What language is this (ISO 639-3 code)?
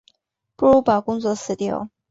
zho